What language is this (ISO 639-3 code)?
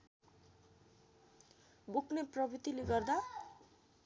nep